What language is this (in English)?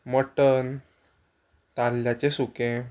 Konkani